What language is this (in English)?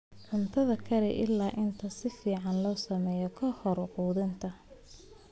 Somali